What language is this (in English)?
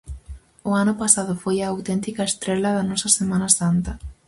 Galician